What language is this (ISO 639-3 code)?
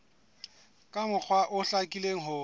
sot